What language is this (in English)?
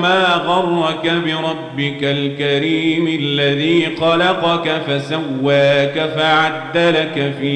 Arabic